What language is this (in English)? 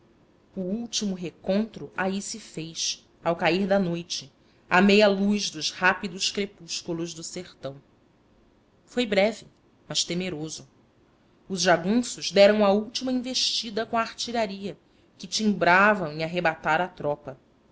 Portuguese